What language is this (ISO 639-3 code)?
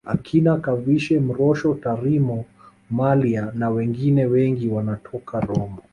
swa